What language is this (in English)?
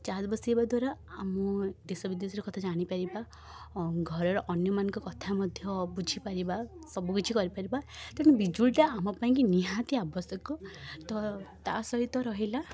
Odia